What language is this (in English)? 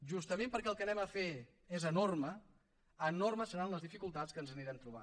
Catalan